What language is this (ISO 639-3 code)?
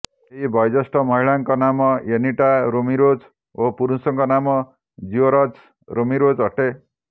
ori